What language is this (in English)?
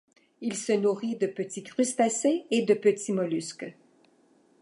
French